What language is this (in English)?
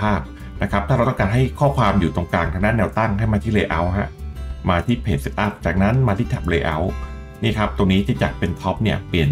Thai